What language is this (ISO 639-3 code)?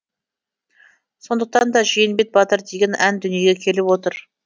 kaz